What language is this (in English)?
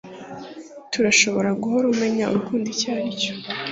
Kinyarwanda